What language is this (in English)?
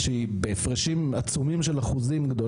Hebrew